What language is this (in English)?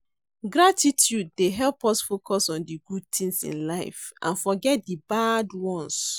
Nigerian Pidgin